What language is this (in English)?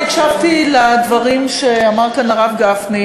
Hebrew